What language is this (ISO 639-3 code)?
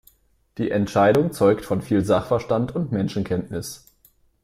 deu